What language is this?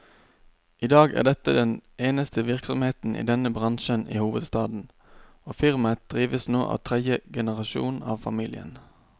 Norwegian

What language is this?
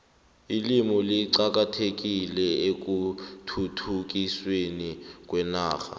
South Ndebele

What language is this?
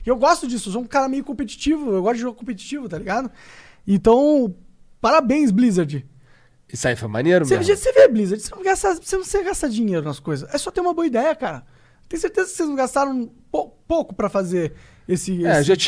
Portuguese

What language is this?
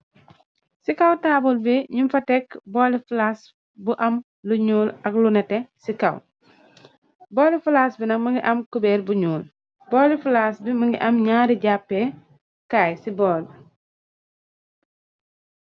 Wolof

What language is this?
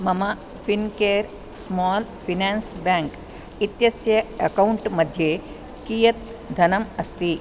Sanskrit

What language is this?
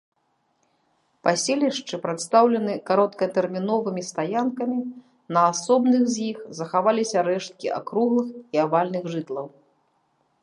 Belarusian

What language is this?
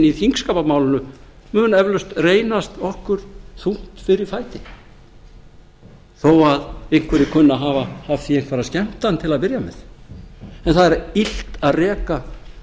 Icelandic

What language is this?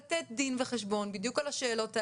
Hebrew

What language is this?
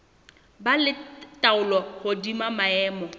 Southern Sotho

